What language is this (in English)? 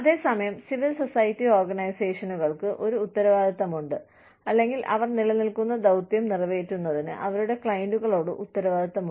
Malayalam